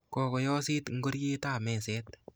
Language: Kalenjin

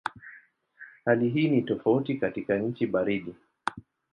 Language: Swahili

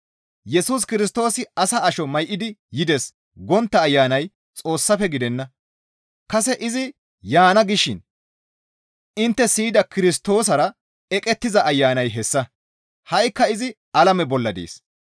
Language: Gamo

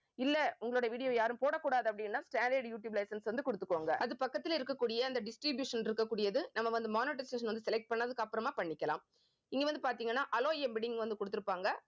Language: Tamil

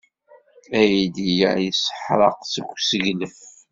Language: Kabyle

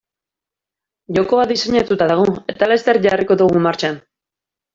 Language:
Basque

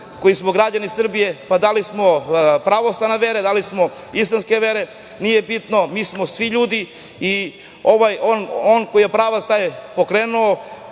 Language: Serbian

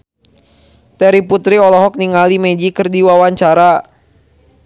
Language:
Sundanese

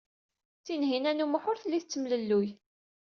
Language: Kabyle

